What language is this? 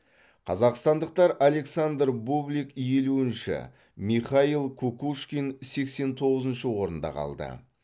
Kazakh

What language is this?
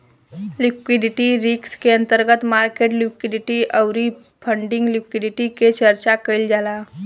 Bhojpuri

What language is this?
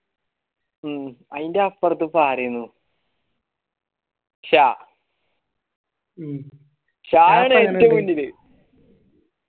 Malayalam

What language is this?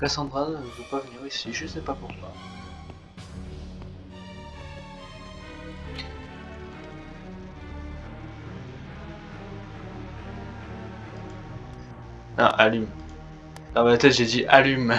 French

